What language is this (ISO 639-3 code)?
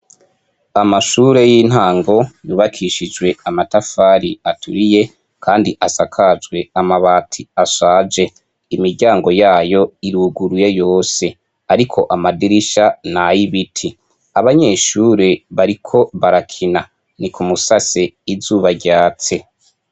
run